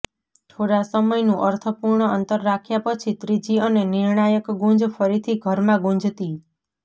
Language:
Gujarati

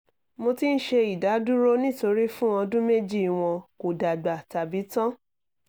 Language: Yoruba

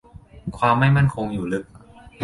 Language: Thai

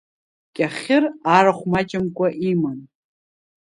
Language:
Abkhazian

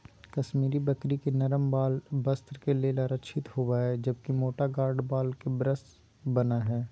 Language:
Magahi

